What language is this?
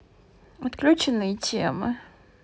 Russian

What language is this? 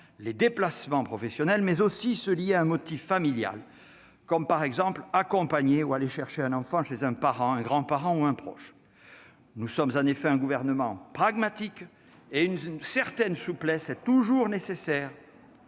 French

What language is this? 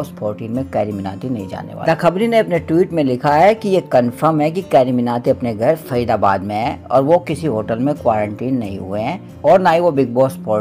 Hindi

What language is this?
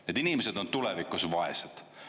Estonian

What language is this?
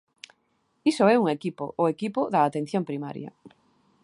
Galician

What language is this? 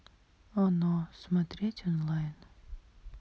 Russian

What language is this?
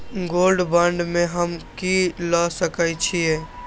Maithili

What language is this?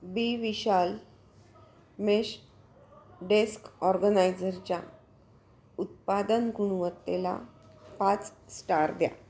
Marathi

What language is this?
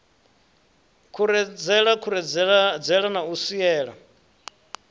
Venda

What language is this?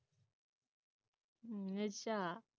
Punjabi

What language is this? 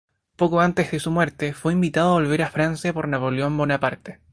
Spanish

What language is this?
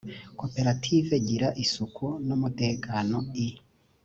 Kinyarwanda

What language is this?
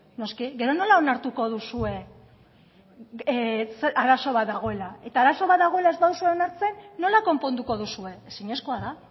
Basque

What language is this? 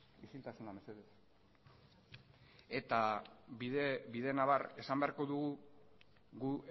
Basque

